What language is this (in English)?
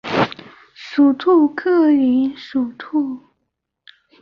Chinese